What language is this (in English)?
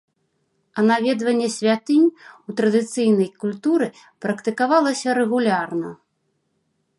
Belarusian